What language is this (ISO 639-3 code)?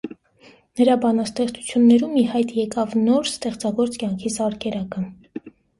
hye